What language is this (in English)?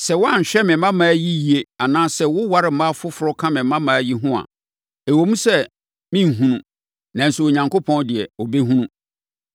Akan